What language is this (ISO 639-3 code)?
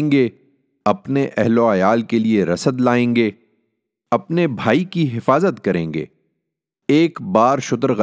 urd